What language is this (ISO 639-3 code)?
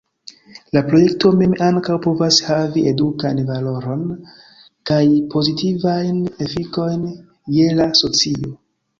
epo